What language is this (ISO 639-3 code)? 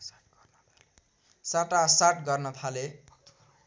nep